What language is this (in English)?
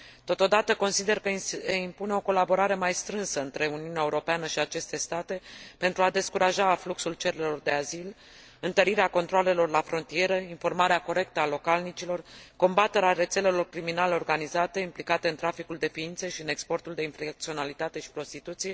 Romanian